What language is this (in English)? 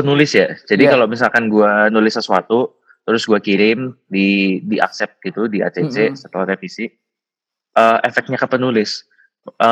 Indonesian